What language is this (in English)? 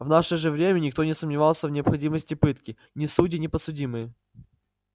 Russian